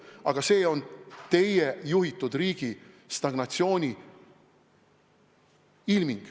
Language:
Estonian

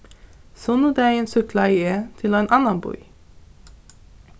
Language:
Faroese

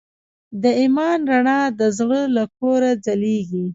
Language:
Pashto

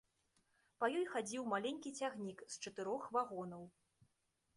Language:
Belarusian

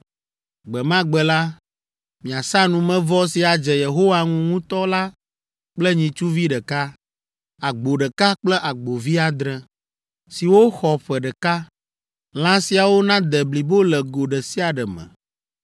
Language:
Ewe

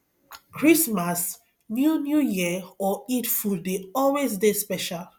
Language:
Nigerian Pidgin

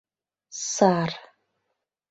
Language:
Mari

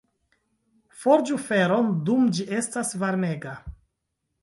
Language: Esperanto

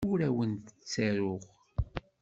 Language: Kabyle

